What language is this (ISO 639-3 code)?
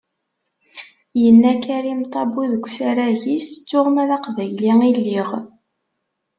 kab